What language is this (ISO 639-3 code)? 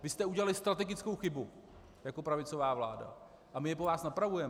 ces